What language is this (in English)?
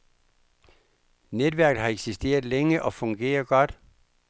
Danish